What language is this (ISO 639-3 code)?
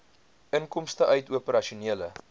afr